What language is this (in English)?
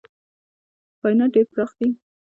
Pashto